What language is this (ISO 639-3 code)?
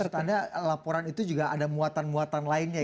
ind